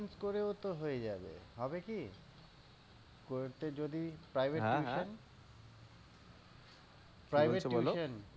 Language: Bangla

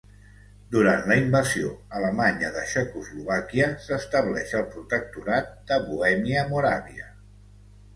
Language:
Catalan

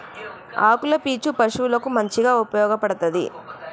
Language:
Telugu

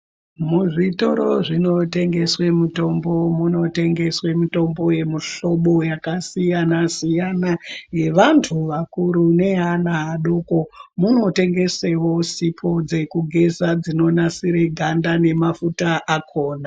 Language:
Ndau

